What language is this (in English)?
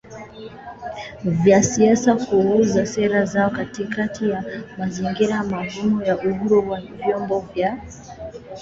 Swahili